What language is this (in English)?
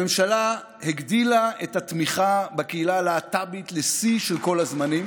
Hebrew